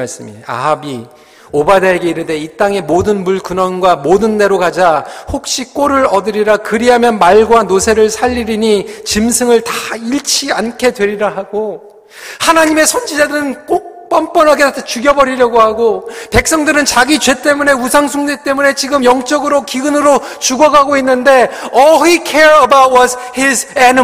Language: Korean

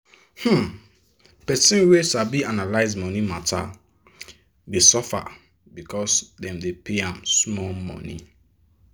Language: Nigerian Pidgin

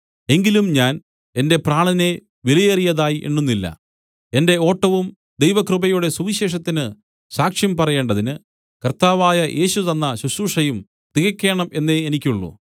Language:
Malayalam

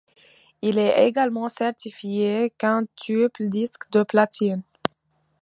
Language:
French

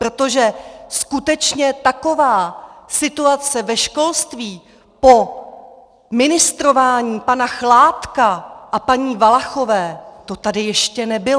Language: Czech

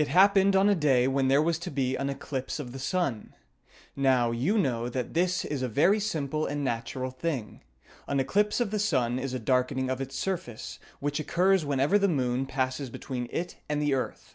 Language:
English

